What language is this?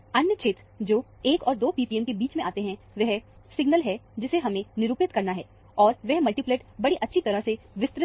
Hindi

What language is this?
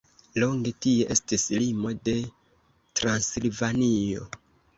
Esperanto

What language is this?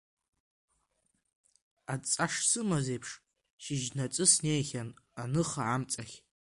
Abkhazian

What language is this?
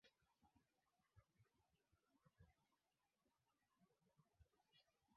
Swahili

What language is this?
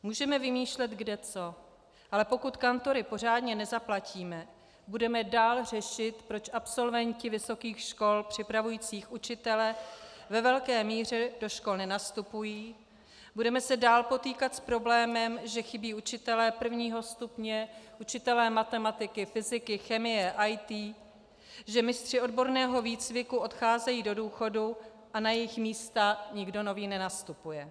Czech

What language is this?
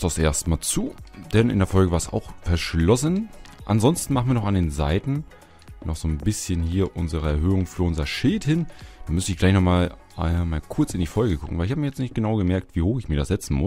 German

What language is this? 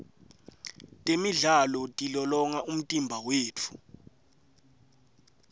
Swati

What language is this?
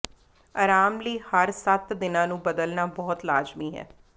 Punjabi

